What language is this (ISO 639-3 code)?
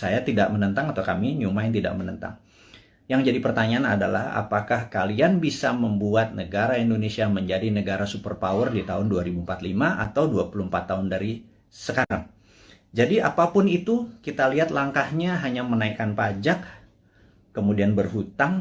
ind